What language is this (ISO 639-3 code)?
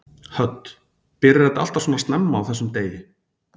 isl